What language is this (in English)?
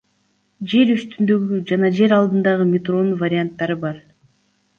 Kyrgyz